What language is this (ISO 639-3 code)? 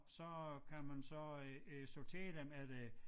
dan